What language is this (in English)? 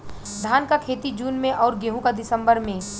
Bhojpuri